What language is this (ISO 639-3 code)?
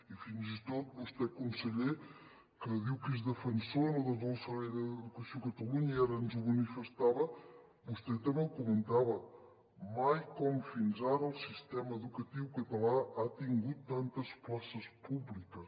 cat